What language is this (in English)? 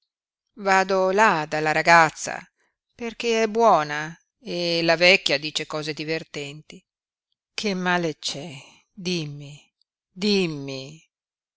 Italian